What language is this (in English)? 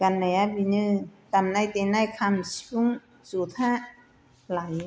Bodo